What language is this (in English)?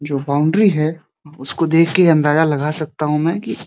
Hindi